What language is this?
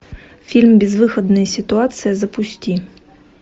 Russian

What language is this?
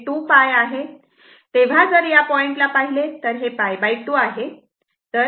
Marathi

